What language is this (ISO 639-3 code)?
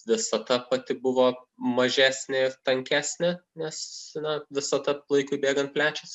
lit